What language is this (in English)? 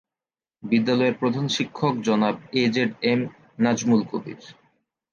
Bangla